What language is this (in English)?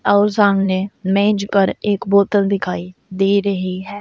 Hindi